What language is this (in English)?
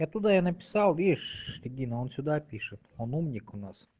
Russian